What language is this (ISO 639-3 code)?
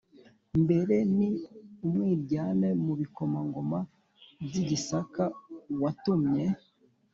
kin